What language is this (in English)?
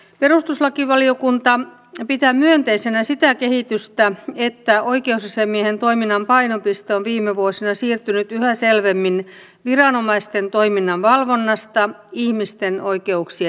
Finnish